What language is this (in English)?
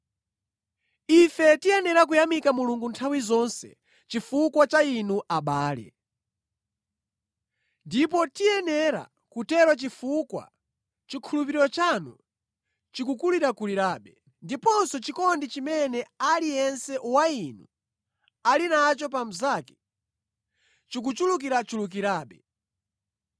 Nyanja